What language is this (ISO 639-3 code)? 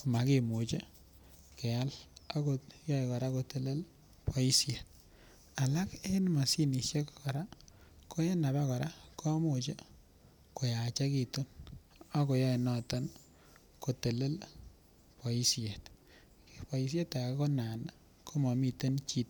kln